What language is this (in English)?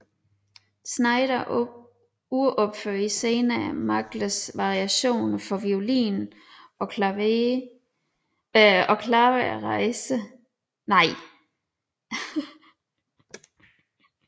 Danish